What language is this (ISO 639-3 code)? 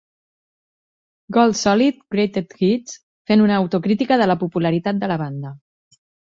cat